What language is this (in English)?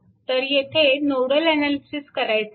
Marathi